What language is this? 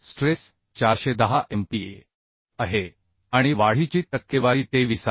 Marathi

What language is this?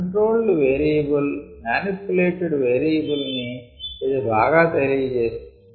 Telugu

